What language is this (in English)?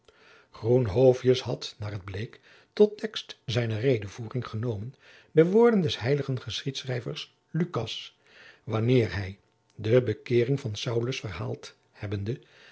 Dutch